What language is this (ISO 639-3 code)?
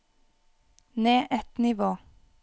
nor